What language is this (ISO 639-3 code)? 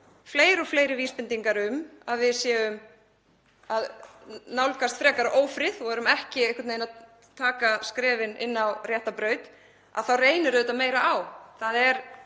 isl